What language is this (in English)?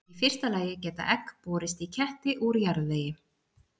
Icelandic